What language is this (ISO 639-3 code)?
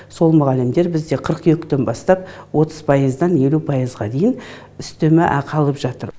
kaz